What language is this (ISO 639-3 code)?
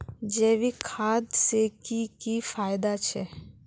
mag